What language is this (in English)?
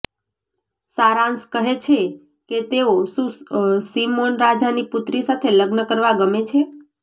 Gujarati